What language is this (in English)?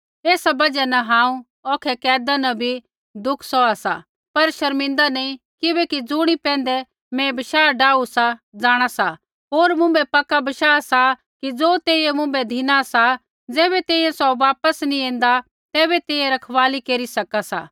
Kullu Pahari